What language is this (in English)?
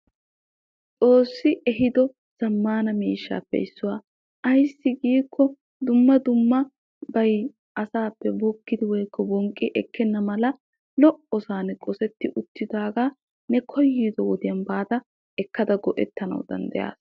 Wolaytta